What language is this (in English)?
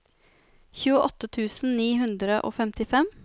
Norwegian